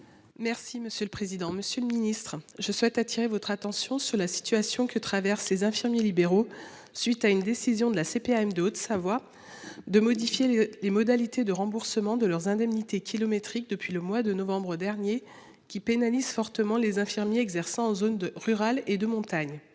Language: French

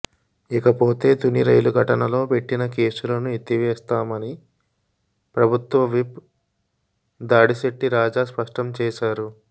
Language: Telugu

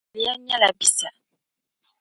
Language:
Dagbani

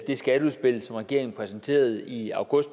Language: Danish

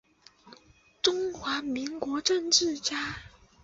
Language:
Chinese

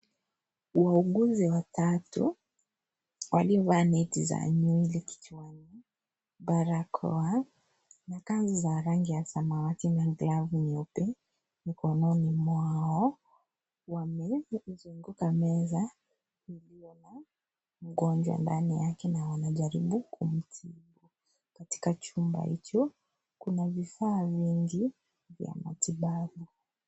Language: Swahili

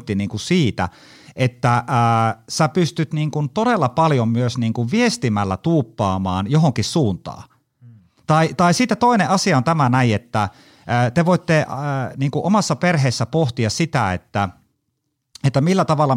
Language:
Finnish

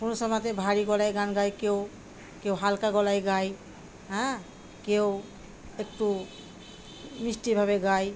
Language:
Bangla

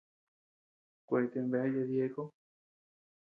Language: Tepeuxila Cuicatec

